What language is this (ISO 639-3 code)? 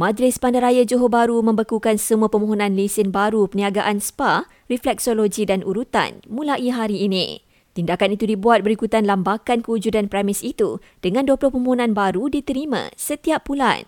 msa